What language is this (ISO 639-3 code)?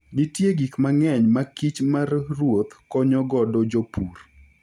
luo